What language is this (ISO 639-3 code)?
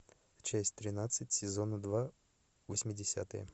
rus